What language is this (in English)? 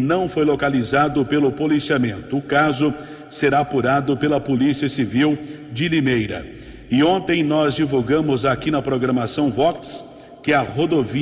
Portuguese